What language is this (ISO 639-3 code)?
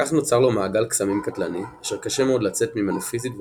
heb